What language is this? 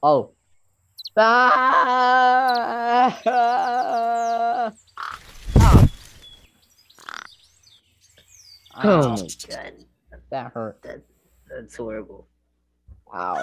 English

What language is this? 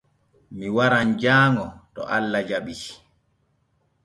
Borgu Fulfulde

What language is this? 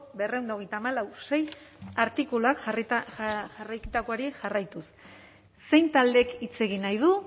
Basque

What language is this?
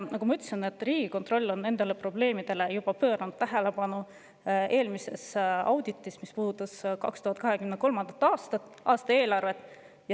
Estonian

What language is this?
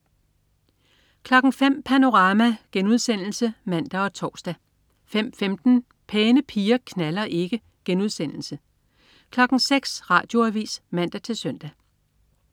Danish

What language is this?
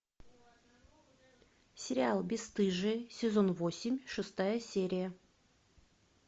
Russian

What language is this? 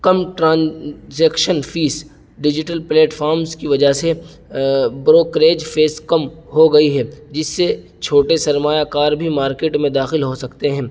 Urdu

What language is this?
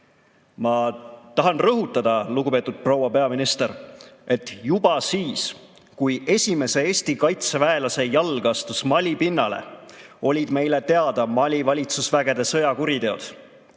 Estonian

